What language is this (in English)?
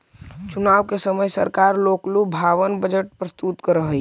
Magahi